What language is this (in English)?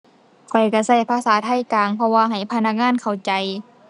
Thai